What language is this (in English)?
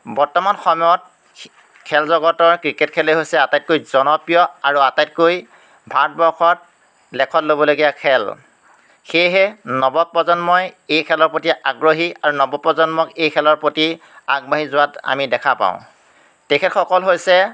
Assamese